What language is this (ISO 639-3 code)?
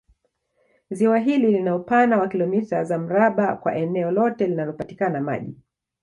swa